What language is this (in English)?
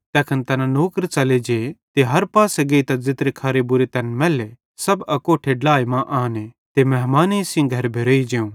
Bhadrawahi